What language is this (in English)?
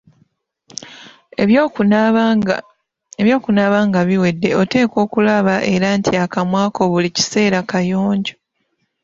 Ganda